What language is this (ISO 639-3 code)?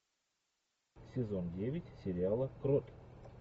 rus